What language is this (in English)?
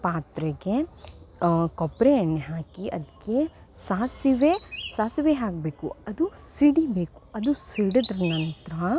Kannada